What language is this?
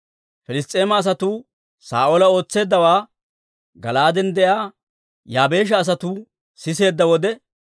Dawro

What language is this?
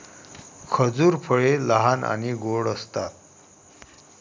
Marathi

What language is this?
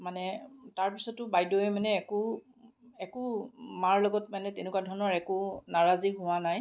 Assamese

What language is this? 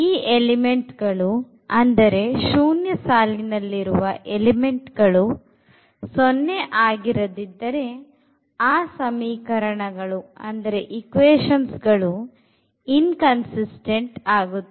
Kannada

